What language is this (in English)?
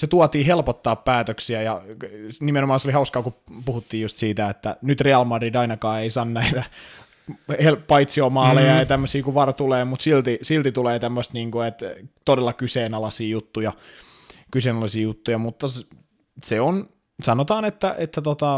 Finnish